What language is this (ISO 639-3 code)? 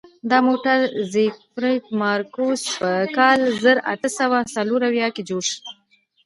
pus